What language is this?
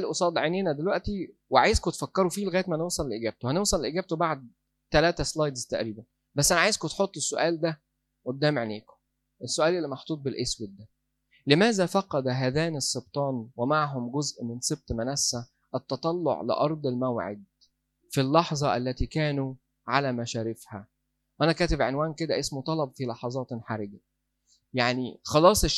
Arabic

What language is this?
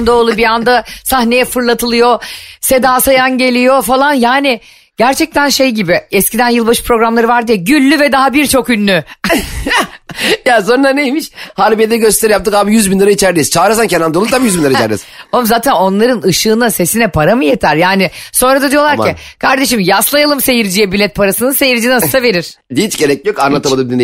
Turkish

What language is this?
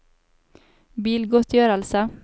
Norwegian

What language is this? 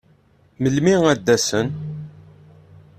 Kabyle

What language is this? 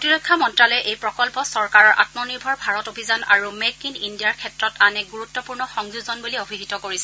Assamese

